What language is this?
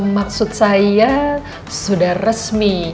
Indonesian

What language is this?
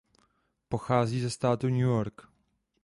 Czech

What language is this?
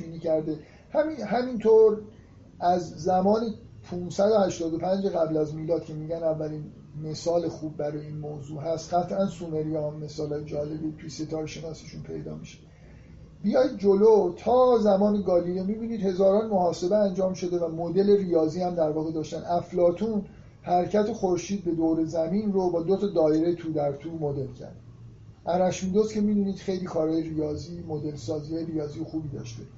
Persian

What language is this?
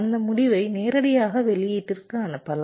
Tamil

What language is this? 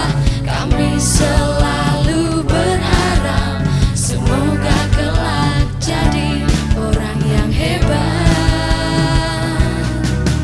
Indonesian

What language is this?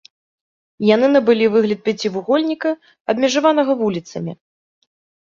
Belarusian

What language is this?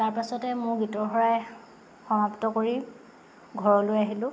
Assamese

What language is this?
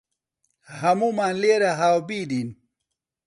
Central Kurdish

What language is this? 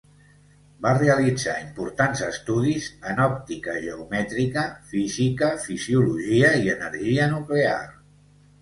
Catalan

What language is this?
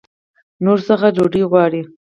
Pashto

